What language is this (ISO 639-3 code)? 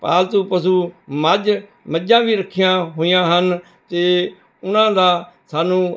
pan